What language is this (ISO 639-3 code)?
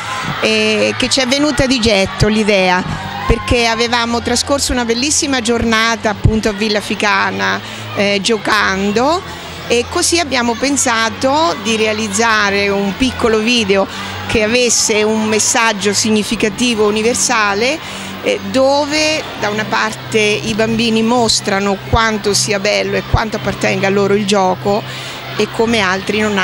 ita